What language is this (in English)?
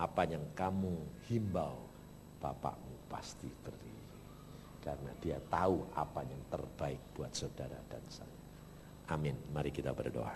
Indonesian